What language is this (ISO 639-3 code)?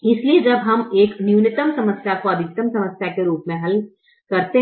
hin